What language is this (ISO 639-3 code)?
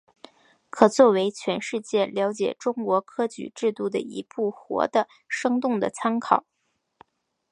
zho